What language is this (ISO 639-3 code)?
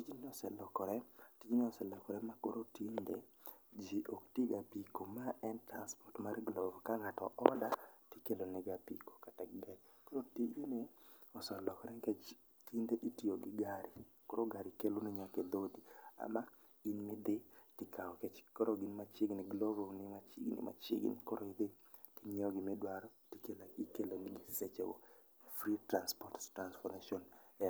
luo